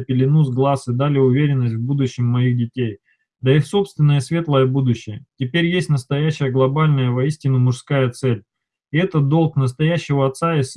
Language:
Russian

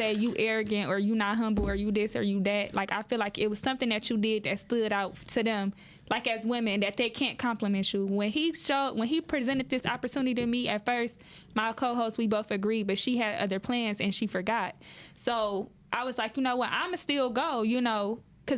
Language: English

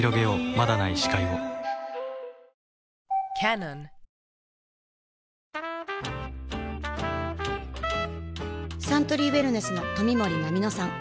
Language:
Japanese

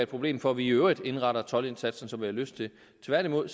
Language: Danish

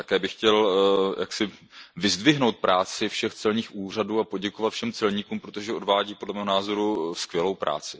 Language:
Czech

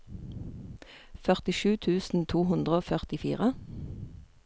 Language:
Norwegian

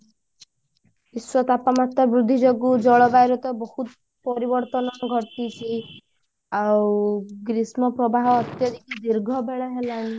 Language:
Odia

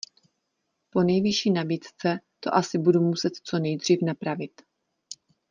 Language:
Czech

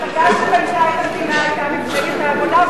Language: Hebrew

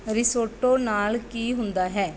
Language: Punjabi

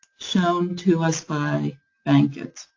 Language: English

